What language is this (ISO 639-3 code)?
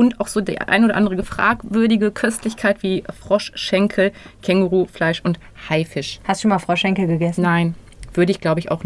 deu